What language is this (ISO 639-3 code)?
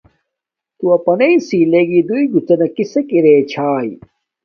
dmk